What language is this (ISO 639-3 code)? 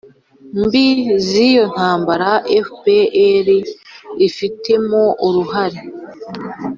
kin